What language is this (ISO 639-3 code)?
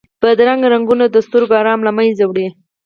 pus